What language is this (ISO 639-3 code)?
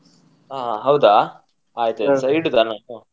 kan